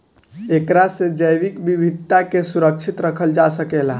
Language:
Bhojpuri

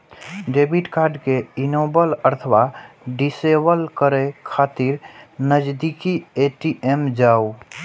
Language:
Maithili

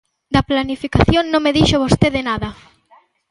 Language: Galician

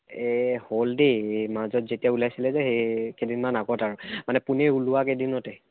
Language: Assamese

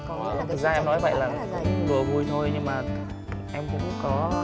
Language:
Vietnamese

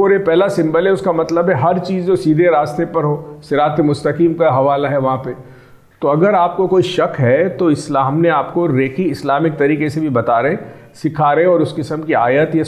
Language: Hindi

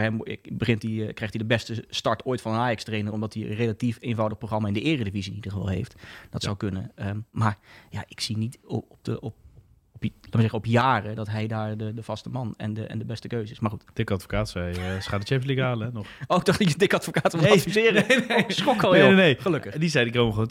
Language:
Dutch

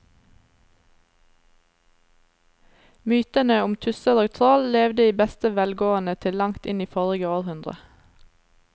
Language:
Norwegian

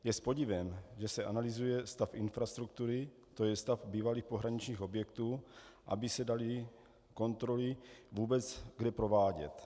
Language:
Czech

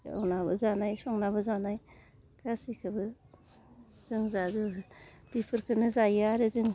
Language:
Bodo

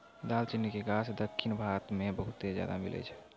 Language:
Maithili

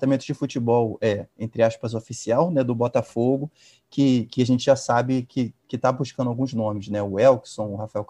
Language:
Portuguese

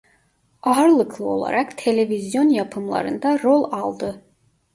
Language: Turkish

